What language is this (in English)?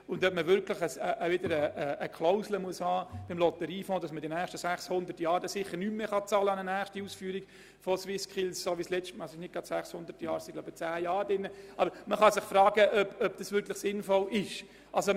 Swiss German